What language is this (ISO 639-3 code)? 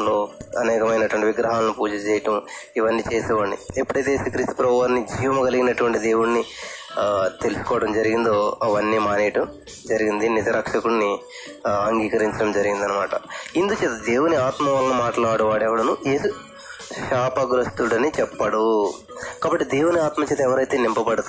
tel